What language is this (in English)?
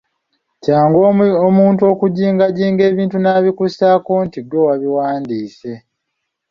Ganda